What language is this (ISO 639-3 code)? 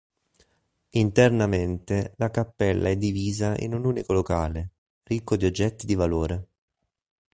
ita